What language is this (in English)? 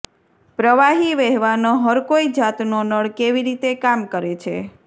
Gujarati